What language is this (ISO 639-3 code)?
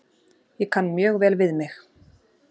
isl